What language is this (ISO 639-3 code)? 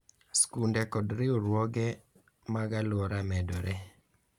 luo